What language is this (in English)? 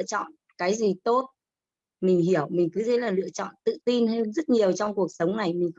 Vietnamese